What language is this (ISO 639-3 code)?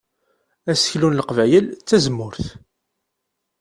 kab